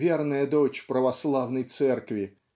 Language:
Russian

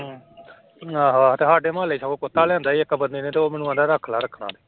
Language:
Punjabi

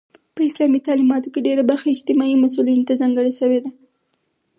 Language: Pashto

